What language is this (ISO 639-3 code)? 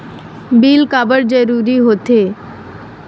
hne